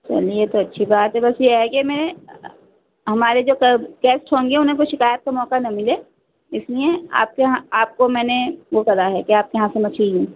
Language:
Urdu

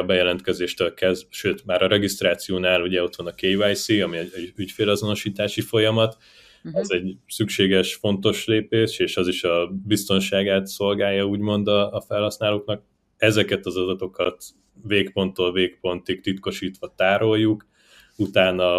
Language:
Hungarian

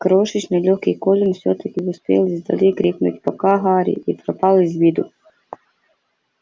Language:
Russian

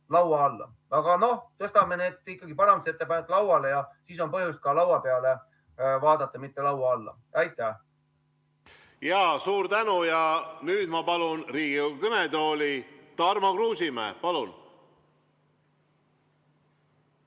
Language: Estonian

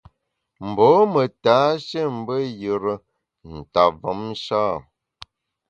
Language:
Bamun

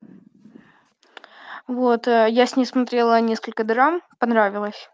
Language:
Russian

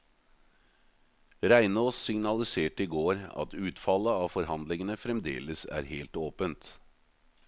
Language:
Norwegian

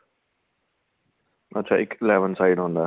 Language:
Punjabi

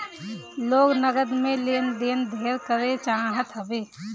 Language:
Bhojpuri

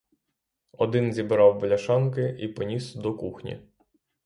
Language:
Ukrainian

